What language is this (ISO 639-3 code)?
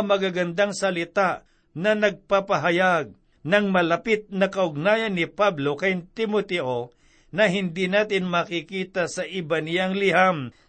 fil